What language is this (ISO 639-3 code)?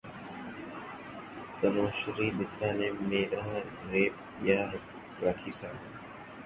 urd